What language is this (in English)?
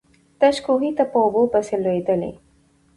Pashto